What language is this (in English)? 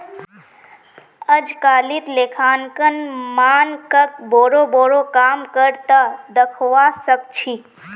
Magahi